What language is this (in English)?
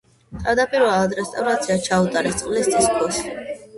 Georgian